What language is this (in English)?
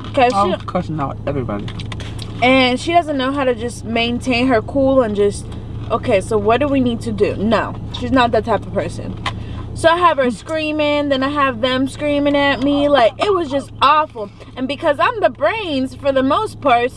English